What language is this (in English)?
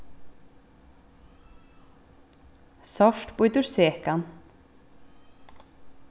Faroese